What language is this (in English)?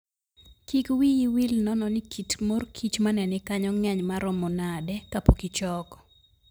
Luo (Kenya and Tanzania)